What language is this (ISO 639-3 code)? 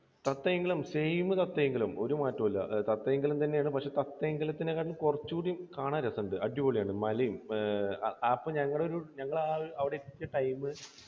mal